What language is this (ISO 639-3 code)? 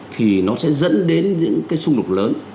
vie